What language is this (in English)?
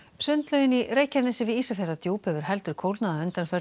Icelandic